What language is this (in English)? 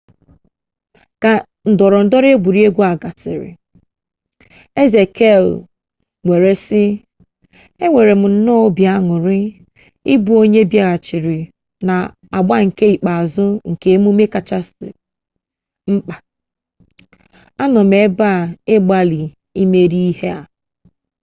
Igbo